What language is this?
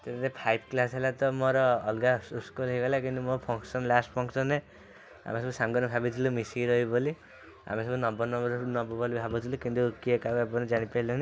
Odia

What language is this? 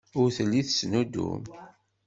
Kabyle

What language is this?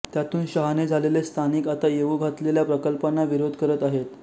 Marathi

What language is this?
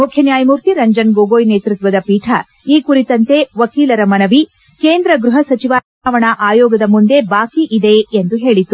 Kannada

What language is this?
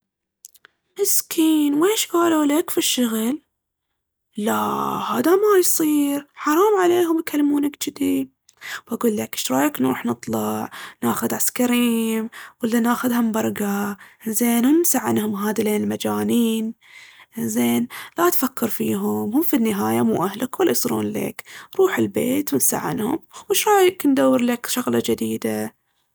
Baharna Arabic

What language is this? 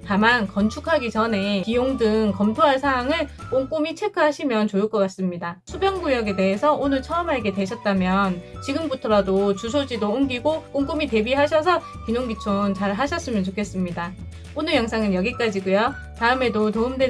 Korean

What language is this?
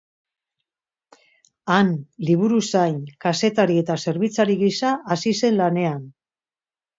Basque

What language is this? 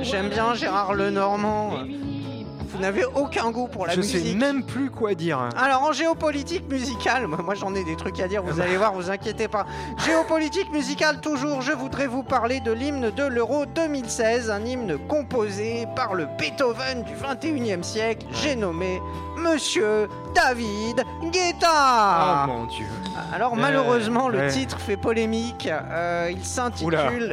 French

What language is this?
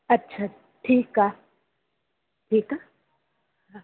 Sindhi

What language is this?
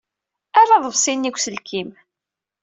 Kabyle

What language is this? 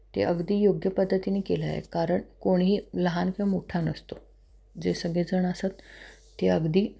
Marathi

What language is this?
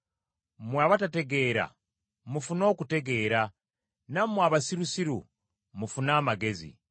Ganda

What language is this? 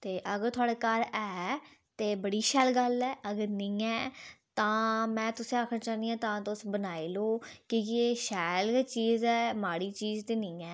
Dogri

